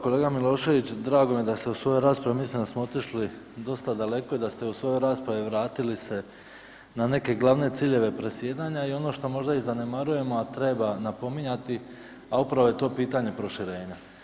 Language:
Croatian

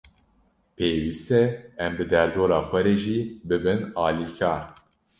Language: Kurdish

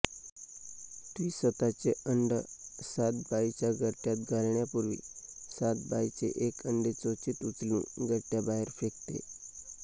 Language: Marathi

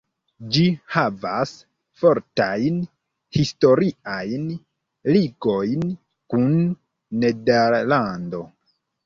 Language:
Esperanto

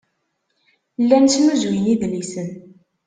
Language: Kabyle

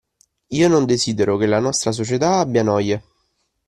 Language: Italian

